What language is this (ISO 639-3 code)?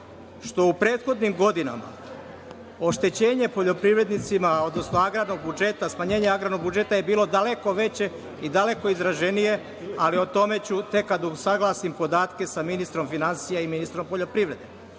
srp